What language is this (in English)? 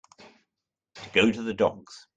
English